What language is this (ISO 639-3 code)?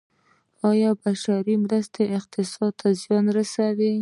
pus